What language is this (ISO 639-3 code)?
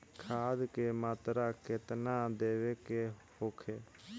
bho